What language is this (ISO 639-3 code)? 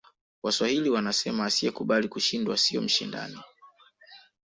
swa